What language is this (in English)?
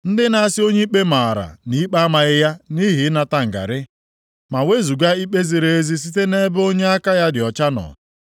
Igbo